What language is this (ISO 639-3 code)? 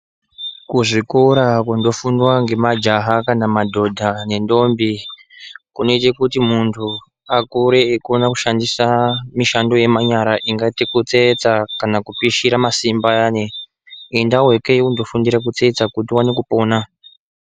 ndc